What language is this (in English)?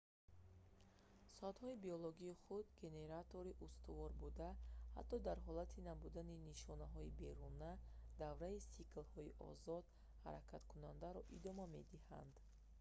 Tajik